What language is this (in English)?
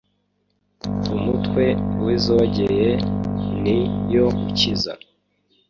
Kinyarwanda